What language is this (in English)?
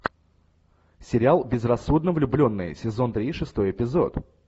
Russian